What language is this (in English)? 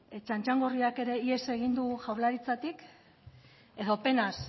Basque